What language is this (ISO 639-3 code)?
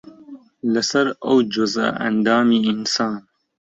ckb